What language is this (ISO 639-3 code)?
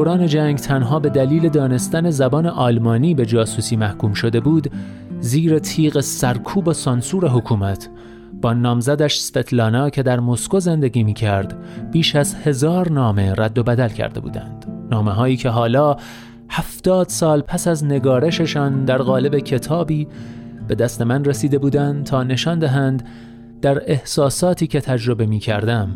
fas